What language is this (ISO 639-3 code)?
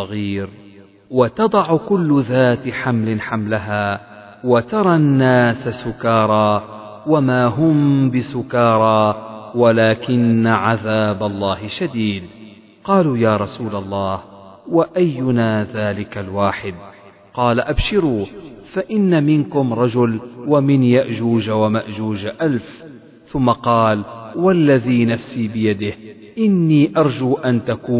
ara